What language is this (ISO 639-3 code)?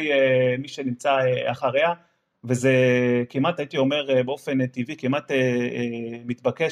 heb